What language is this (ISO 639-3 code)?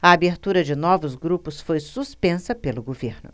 por